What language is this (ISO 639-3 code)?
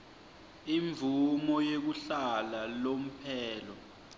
ssw